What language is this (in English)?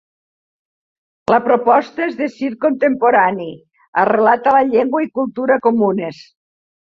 Catalan